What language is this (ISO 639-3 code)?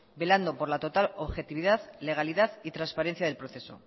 spa